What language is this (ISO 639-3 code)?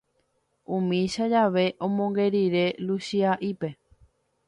grn